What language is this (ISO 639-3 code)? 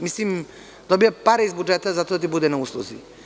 srp